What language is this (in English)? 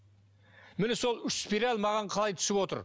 Kazakh